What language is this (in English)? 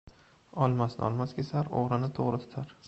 Uzbek